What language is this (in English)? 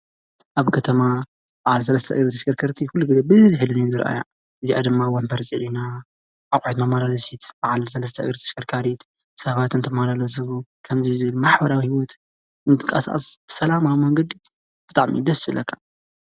Tigrinya